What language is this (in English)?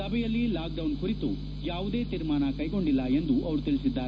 Kannada